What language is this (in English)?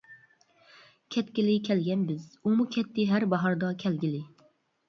Uyghur